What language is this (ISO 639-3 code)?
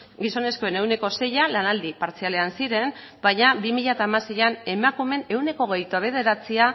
eus